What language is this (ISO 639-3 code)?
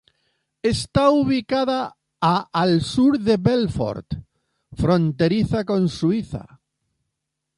spa